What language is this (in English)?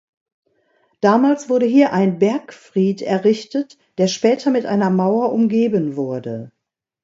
German